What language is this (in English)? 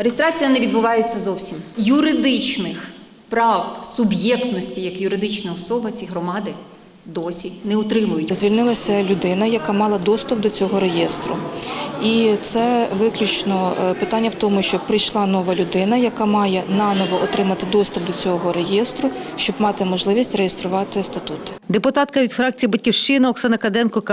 Ukrainian